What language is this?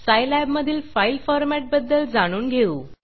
Marathi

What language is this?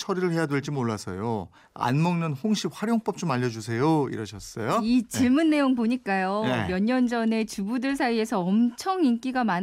Korean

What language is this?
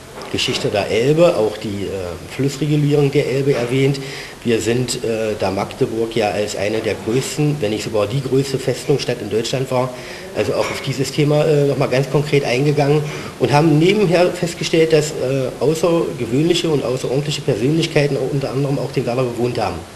German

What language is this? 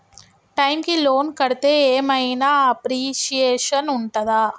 Telugu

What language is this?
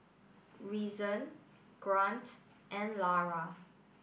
English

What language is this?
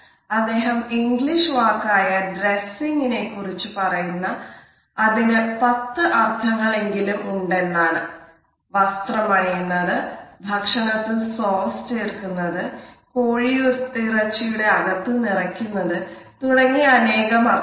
Malayalam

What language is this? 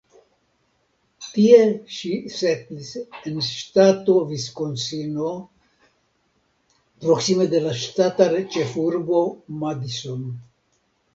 Esperanto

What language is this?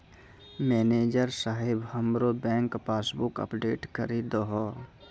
Maithili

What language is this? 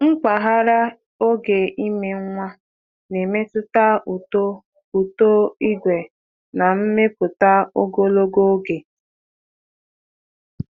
Igbo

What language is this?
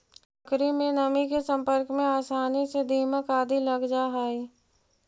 Magahi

